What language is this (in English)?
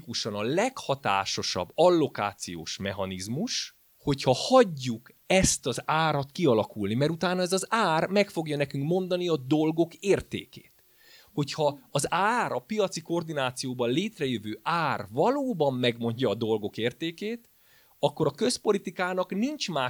Hungarian